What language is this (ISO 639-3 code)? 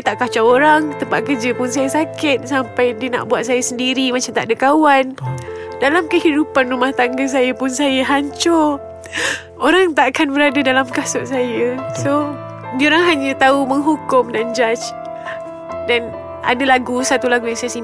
msa